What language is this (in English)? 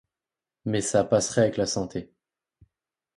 French